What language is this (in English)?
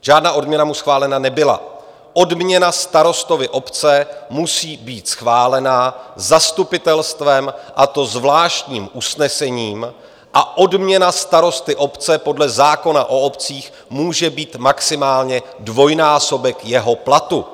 Czech